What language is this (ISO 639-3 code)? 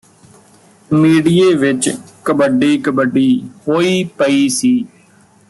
pan